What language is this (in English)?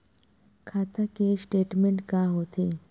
Chhattisgarhi